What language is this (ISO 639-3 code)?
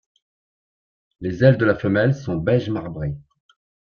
fra